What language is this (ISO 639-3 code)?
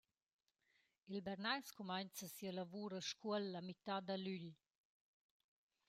roh